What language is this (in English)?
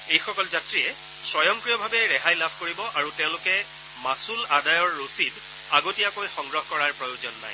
Assamese